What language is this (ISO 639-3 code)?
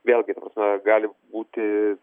lit